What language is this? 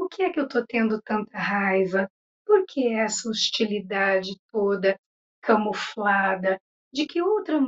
Portuguese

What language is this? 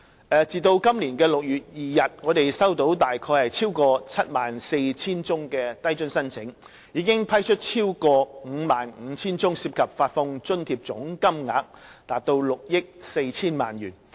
Cantonese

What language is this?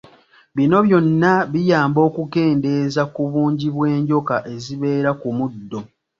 Ganda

